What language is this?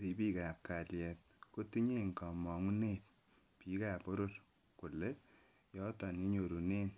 Kalenjin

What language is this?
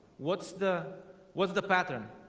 English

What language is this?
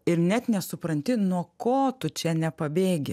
Lithuanian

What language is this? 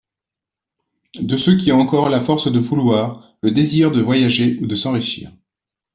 French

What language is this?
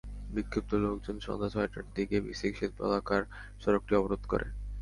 Bangla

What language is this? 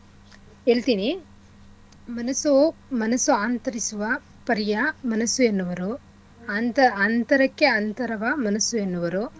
Kannada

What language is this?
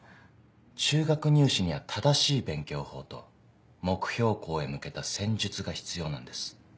Japanese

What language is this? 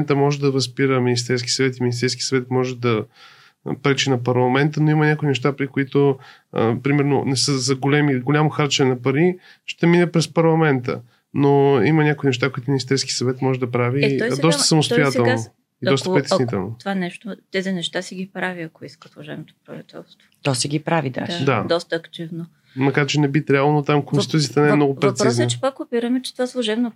Bulgarian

